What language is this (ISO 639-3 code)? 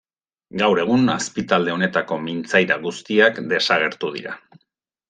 eus